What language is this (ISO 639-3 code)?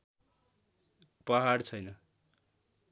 nep